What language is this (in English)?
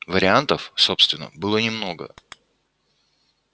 Russian